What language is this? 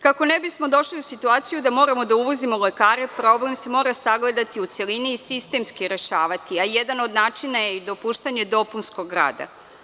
Serbian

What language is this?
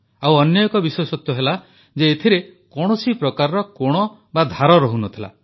Odia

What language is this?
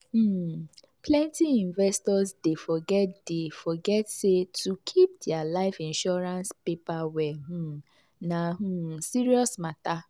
Nigerian Pidgin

